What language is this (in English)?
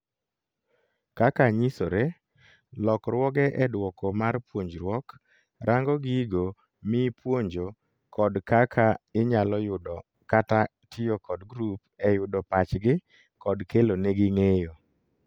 Luo (Kenya and Tanzania)